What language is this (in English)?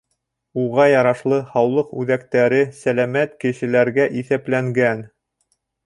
Bashkir